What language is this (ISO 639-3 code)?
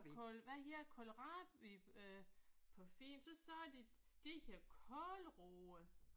dan